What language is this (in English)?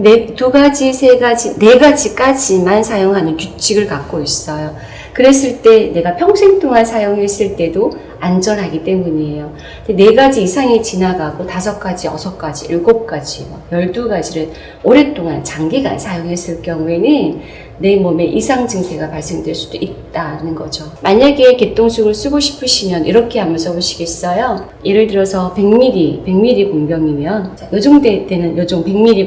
Korean